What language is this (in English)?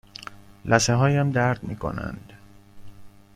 Persian